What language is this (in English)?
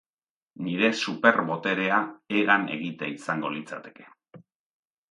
Basque